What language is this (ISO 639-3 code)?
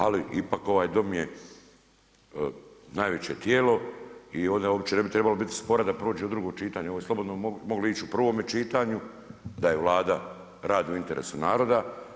hrv